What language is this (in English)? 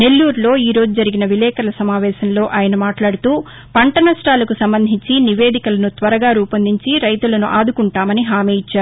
Telugu